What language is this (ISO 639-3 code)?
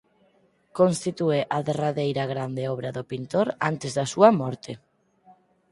glg